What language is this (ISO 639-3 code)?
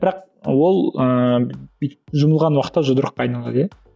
kaz